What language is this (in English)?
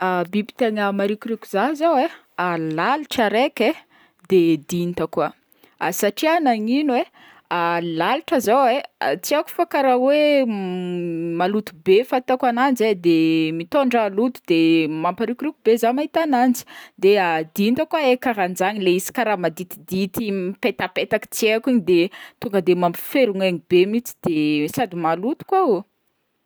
Northern Betsimisaraka Malagasy